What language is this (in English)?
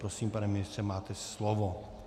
Czech